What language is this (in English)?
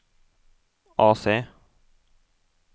Norwegian